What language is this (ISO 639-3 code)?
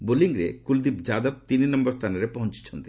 ori